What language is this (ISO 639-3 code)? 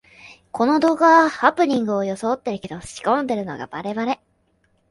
jpn